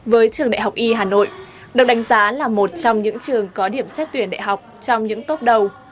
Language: Vietnamese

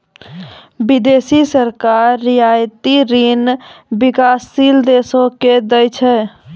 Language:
Maithili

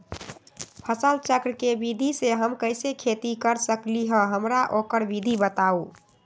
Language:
Magahi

